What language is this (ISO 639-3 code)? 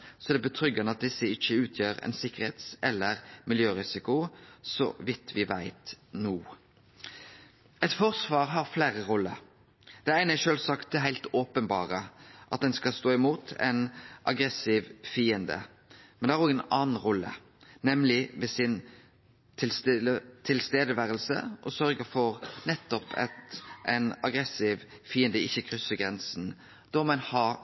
nno